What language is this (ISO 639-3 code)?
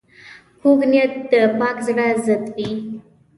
pus